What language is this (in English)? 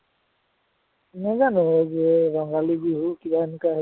Assamese